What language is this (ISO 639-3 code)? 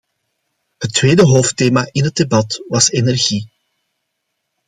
nld